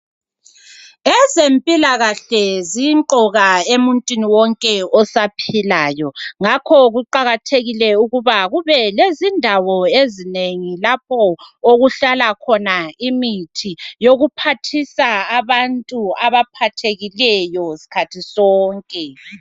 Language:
North Ndebele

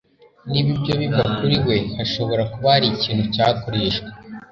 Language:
Kinyarwanda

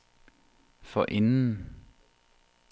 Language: Danish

